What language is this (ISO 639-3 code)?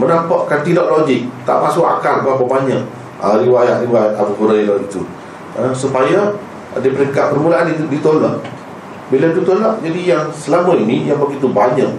msa